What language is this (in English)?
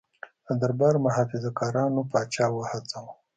Pashto